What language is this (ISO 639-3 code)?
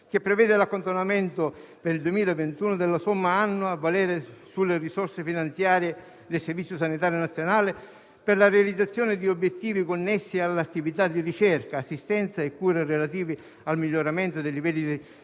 ita